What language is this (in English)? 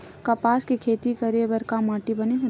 Chhattisgarhi